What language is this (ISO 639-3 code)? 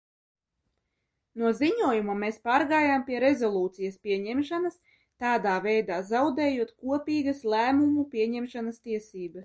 lav